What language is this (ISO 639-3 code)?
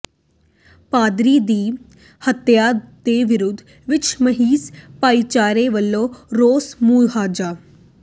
pan